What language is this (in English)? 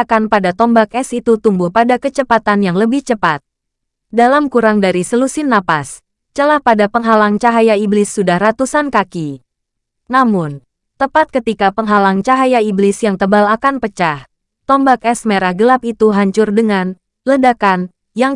Indonesian